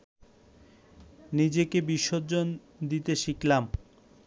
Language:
Bangla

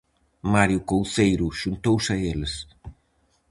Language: Galician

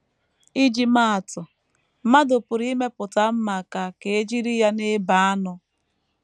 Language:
Igbo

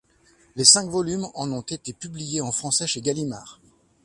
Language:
French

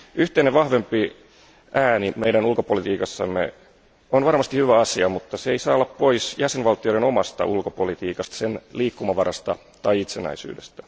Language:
Finnish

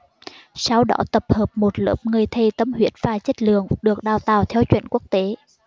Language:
Vietnamese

